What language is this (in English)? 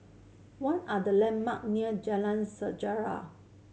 English